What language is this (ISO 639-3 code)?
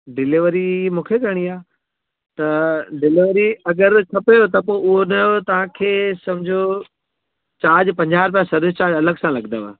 snd